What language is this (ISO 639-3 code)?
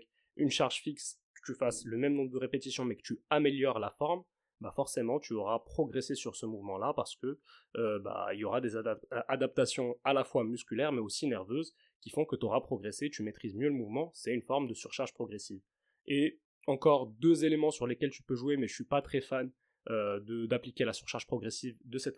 fra